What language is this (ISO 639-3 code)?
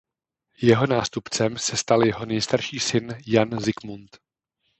ces